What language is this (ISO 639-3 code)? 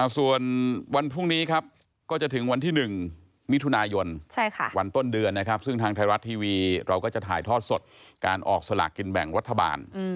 tha